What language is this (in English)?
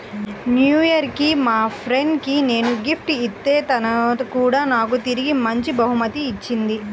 Telugu